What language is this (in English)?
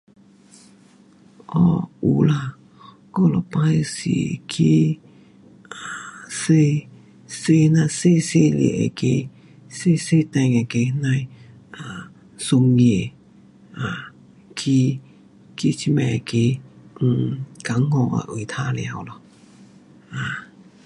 Pu-Xian Chinese